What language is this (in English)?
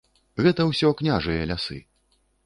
Belarusian